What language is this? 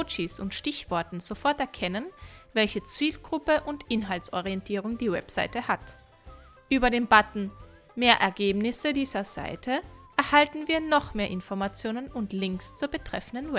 German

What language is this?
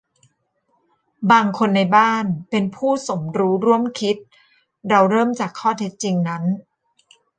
Thai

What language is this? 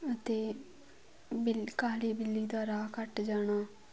Punjabi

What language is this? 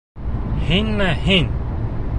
Bashkir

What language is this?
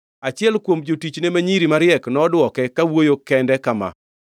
Luo (Kenya and Tanzania)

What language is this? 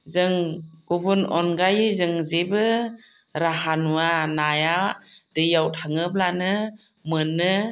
Bodo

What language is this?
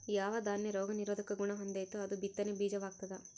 Kannada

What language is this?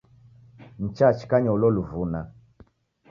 Taita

